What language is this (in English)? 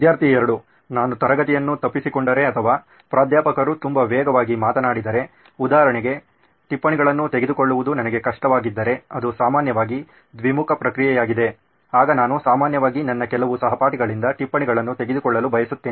Kannada